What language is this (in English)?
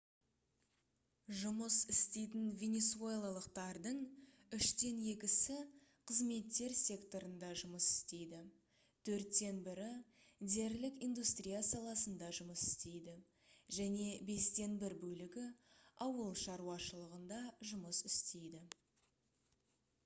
Kazakh